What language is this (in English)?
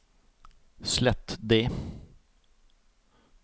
Norwegian